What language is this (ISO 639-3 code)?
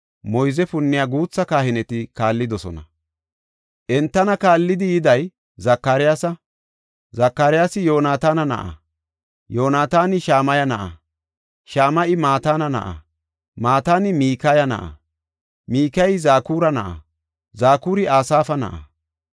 gof